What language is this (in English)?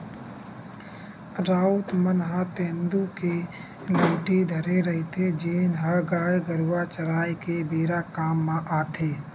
Chhattisgarhi